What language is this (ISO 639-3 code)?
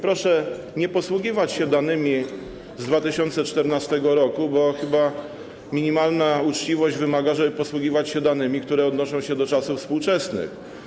pol